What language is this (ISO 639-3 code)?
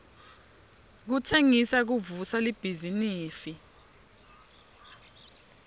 ssw